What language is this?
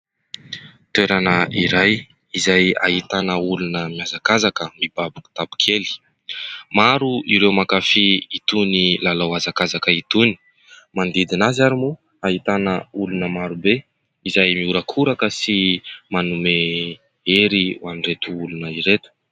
Malagasy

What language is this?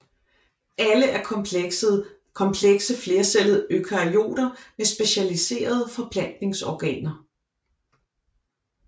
Danish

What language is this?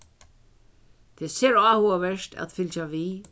Faroese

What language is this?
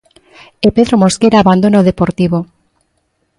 Galician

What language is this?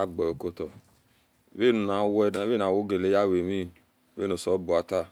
Esan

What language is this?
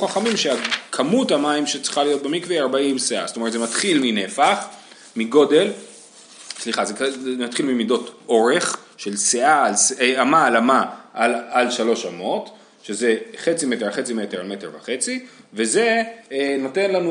Hebrew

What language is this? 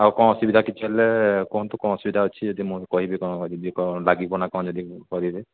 Odia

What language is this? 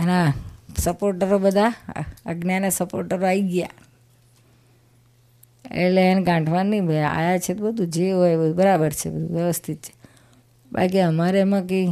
Gujarati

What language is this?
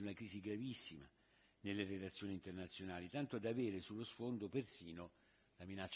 Italian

